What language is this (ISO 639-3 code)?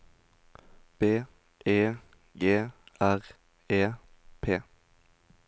nor